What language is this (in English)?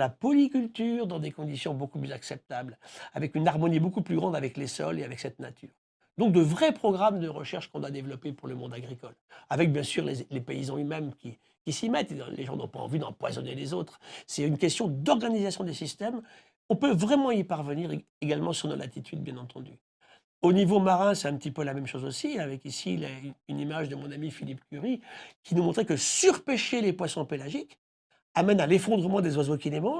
French